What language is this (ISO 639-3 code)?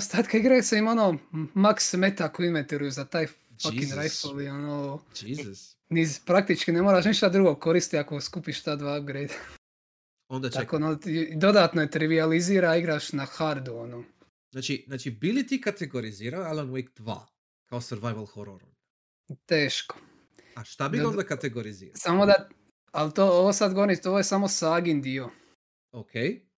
hrv